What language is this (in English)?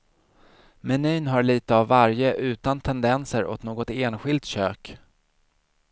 Swedish